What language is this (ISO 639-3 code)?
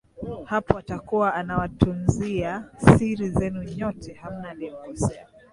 swa